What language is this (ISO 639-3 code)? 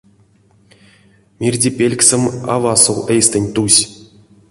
myv